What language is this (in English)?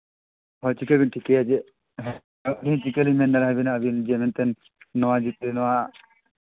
Santali